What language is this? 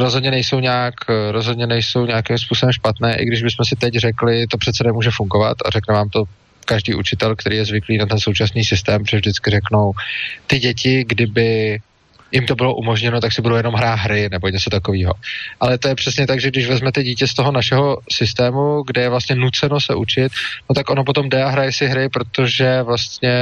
Czech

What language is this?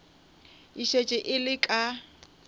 Northern Sotho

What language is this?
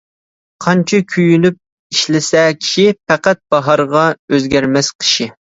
Uyghur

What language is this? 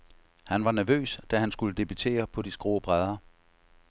Danish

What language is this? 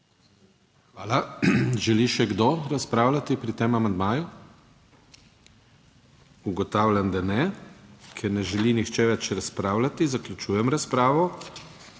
Slovenian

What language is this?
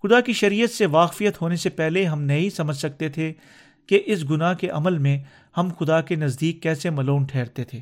Urdu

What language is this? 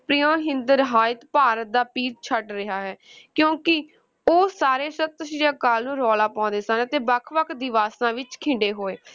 Punjabi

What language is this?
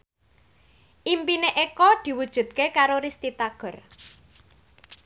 Javanese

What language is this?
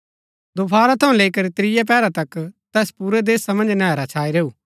Gaddi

